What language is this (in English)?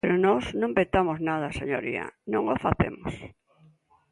Galician